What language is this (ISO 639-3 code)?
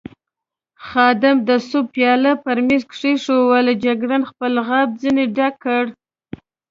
pus